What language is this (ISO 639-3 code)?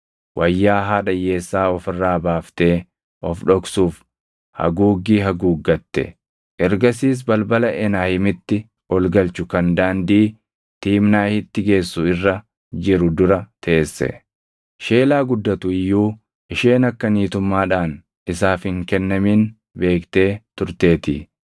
orm